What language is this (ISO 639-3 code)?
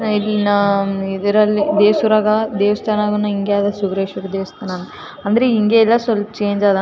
kan